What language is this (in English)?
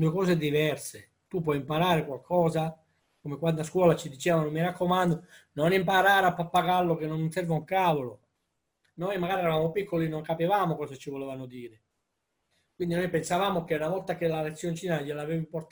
Italian